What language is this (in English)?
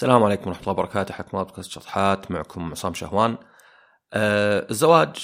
Arabic